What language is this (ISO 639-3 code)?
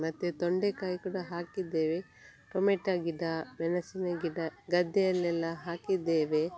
kan